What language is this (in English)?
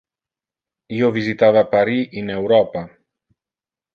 Interlingua